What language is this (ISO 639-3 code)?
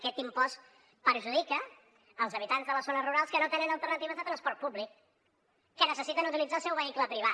cat